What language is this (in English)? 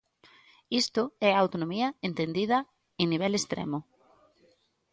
Galician